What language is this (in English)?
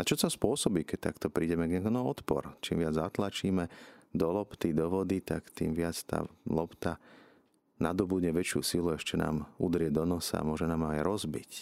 Slovak